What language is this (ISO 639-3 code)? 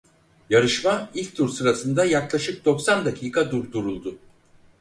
tur